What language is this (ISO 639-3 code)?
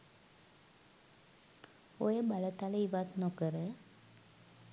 sin